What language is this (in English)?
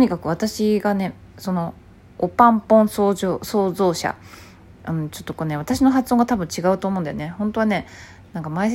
Japanese